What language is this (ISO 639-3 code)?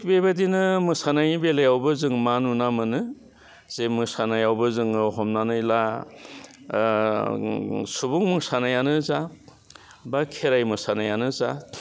brx